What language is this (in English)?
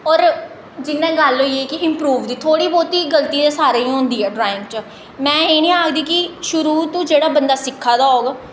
Dogri